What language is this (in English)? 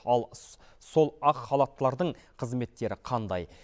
Kazakh